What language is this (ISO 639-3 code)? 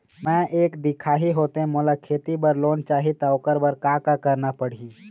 hne